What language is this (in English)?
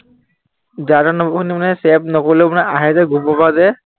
Assamese